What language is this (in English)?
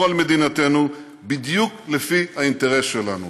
Hebrew